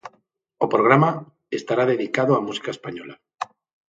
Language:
Galician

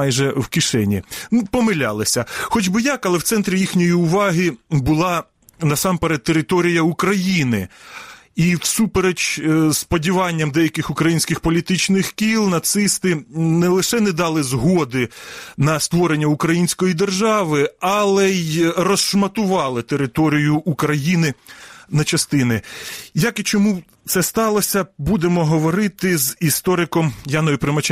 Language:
Ukrainian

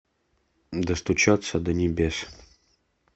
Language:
Russian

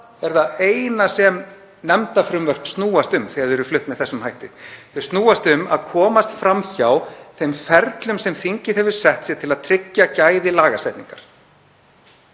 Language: Icelandic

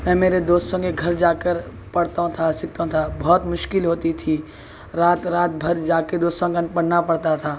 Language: Urdu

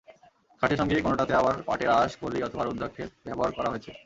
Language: Bangla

